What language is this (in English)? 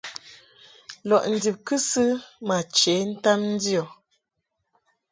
Mungaka